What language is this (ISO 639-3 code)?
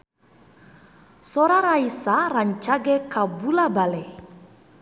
sun